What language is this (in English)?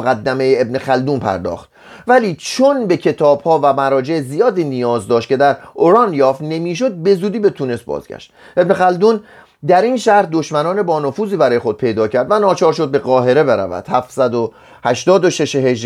Persian